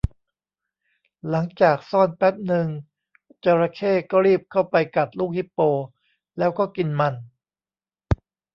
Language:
Thai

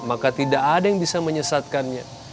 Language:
Indonesian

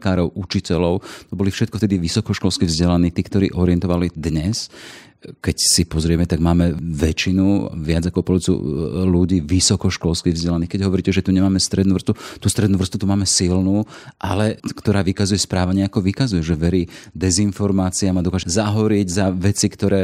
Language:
Slovak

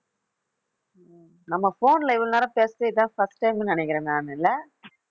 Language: Tamil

